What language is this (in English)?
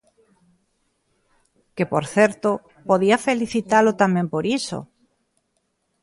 Galician